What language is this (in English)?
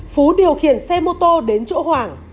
Vietnamese